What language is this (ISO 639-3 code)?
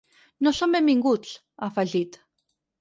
cat